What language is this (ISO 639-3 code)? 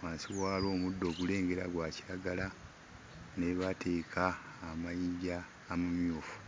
lug